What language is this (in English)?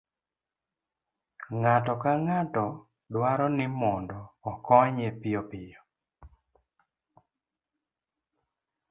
Luo (Kenya and Tanzania)